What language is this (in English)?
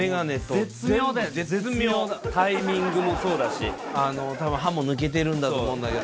Japanese